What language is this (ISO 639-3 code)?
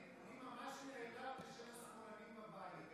heb